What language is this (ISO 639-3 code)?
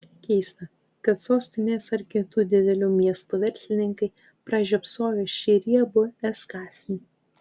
lit